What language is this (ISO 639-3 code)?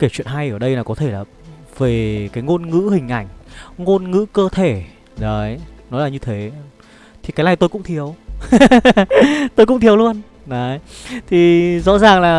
vie